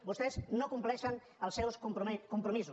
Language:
Catalan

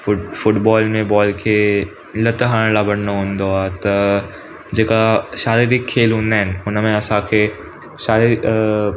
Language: Sindhi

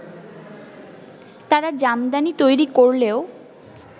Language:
Bangla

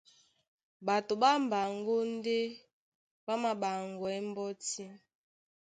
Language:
Duala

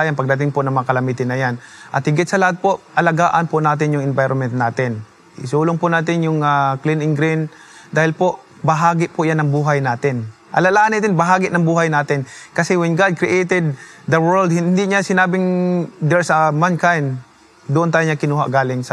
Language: Filipino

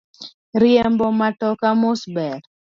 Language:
Luo (Kenya and Tanzania)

